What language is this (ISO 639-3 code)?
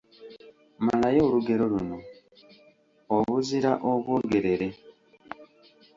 lug